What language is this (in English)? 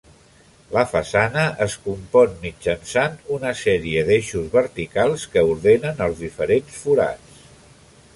Catalan